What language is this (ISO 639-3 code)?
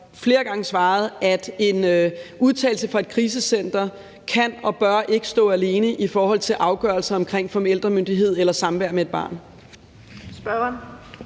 dan